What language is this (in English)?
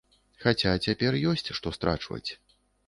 Belarusian